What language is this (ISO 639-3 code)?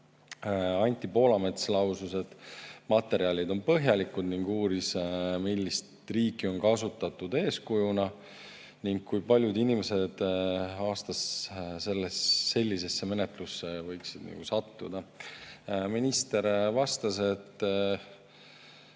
est